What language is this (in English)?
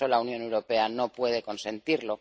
Spanish